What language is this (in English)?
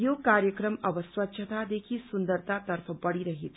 Nepali